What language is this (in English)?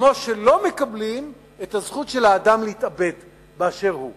Hebrew